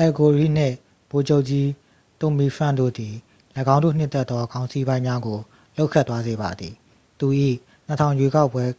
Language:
Burmese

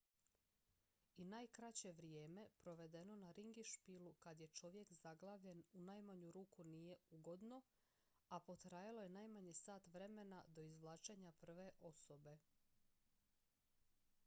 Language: Croatian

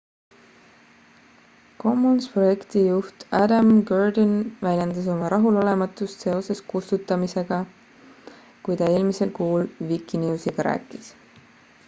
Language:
Estonian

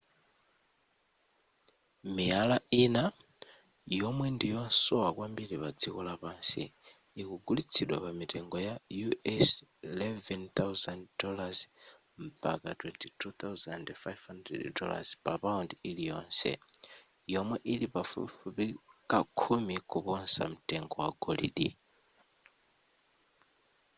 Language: Nyanja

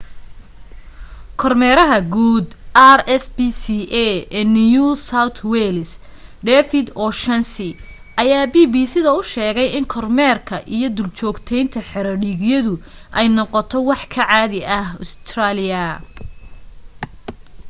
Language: Somali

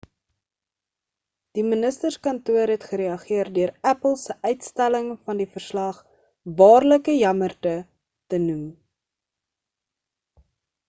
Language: Afrikaans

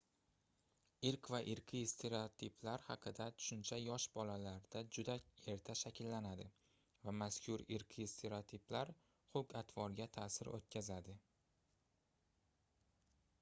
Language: Uzbek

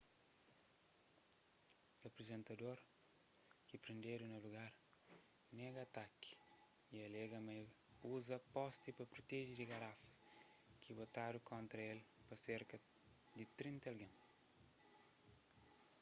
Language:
Kabuverdianu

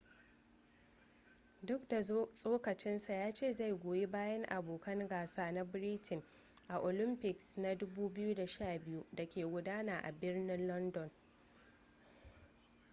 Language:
Hausa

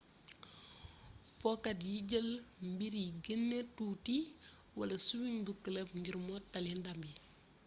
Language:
Wolof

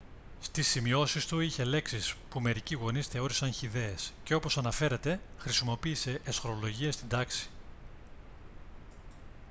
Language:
Greek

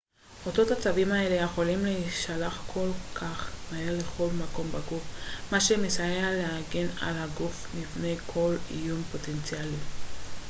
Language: Hebrew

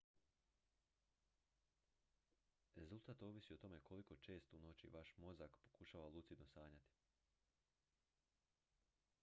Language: Croatian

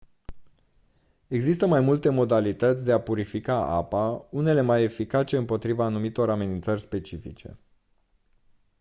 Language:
Romanian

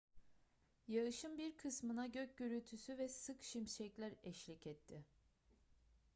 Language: Turkish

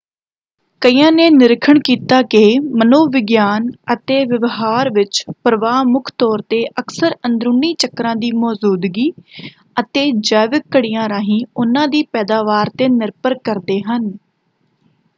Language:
Punjabi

